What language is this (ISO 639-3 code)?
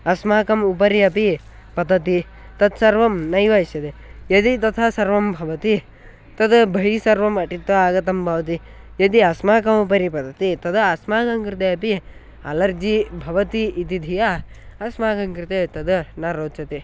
san